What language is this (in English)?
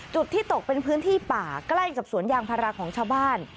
Thai